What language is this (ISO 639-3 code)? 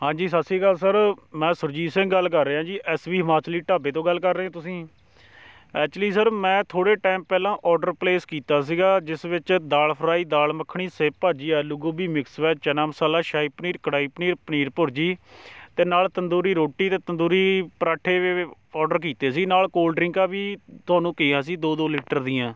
pan